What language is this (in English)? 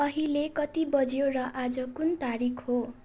Nepali